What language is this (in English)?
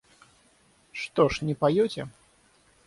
Russian